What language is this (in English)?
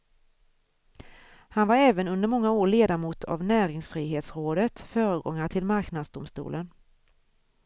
Swedish